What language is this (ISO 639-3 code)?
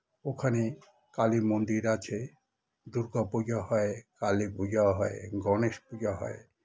ben